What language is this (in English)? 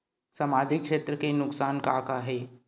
Chhattisgarhi